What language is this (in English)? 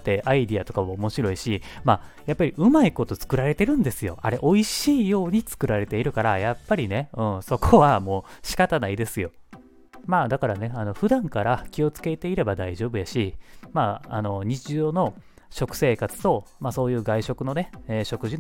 Japanese